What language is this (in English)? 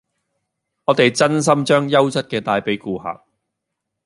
Cantonese